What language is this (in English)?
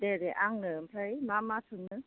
Bodo